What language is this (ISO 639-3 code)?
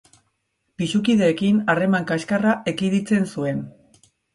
eus